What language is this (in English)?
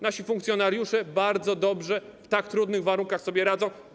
Polish